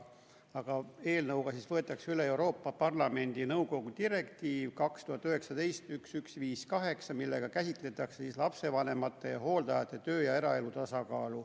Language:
Estonian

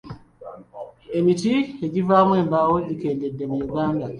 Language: Ganda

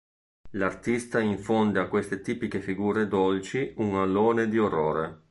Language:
Italian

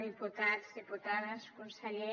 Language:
Catalan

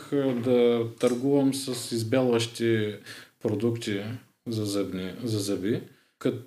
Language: Bulgarian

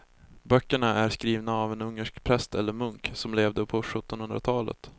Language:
Swedish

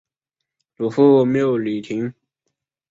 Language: Chinese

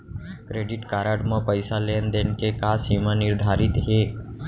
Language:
Chhattisgarhi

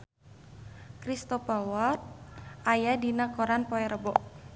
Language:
Sundanese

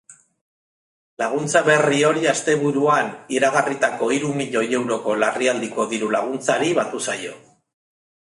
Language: Basque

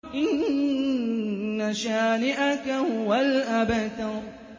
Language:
Arabic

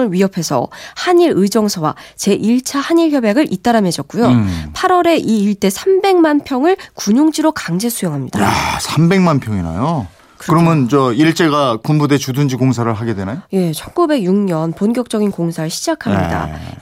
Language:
Korean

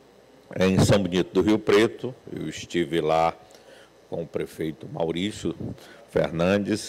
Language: Portuguese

